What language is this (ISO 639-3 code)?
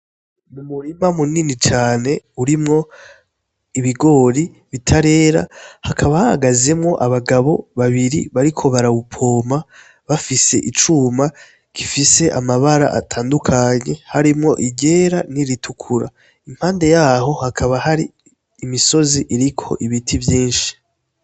run